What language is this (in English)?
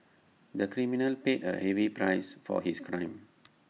English